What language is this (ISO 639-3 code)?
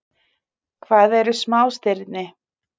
isl